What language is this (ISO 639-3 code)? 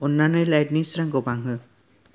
brx